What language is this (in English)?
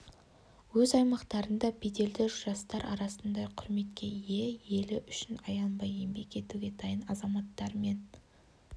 Kazakh